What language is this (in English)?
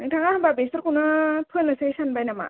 Bodo